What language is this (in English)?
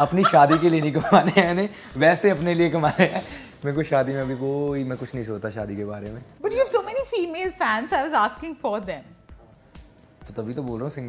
Hindi